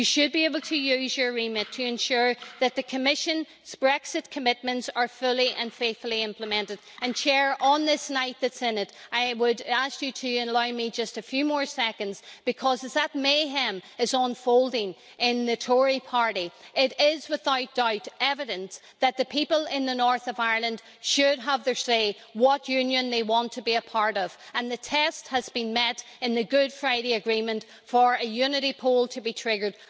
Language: English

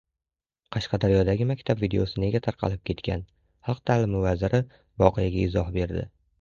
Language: Uzbek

